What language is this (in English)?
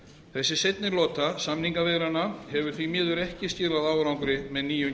Icelandic